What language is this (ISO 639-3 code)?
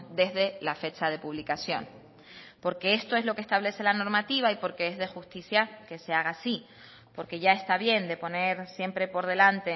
spa